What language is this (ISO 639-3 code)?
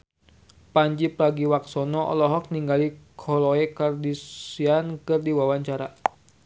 sun